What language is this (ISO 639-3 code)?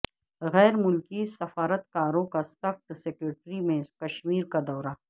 urd